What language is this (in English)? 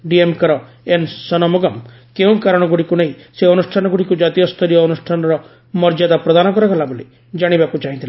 Odia